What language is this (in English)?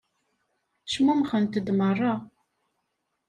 Kabyle